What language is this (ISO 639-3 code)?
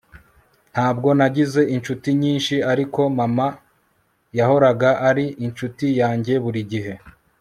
kin